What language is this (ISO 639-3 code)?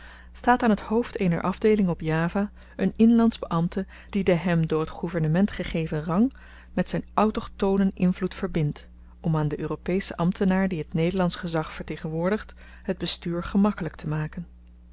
nld